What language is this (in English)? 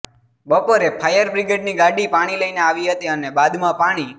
Gujarati